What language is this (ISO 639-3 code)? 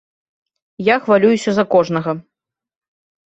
bel